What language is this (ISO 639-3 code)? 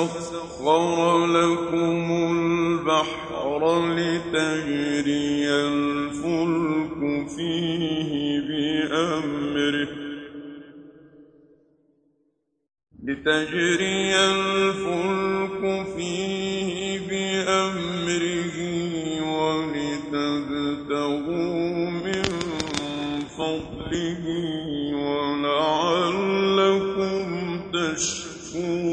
ara